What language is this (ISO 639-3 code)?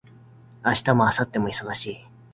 jpn